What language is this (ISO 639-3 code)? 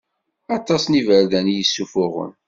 kab